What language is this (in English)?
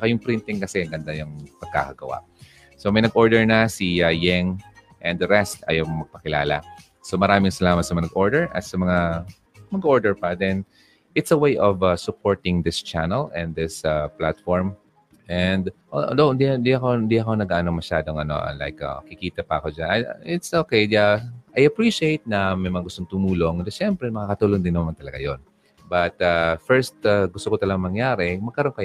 Filipino